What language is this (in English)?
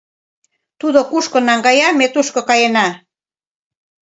Mari